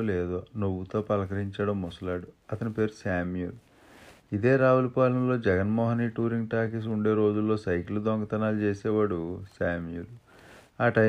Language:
Telugu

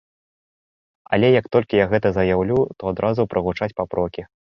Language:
Belarusian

